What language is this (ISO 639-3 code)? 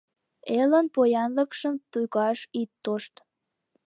chm